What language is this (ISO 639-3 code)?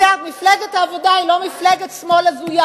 heb